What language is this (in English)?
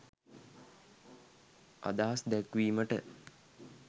Sinhala